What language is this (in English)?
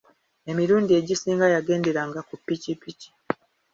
Ganda